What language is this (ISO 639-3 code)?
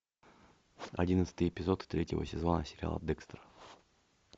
rus